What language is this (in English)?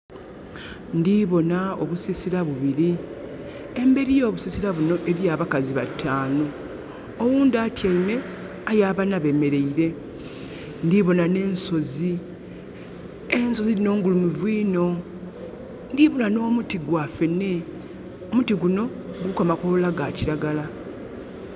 Soga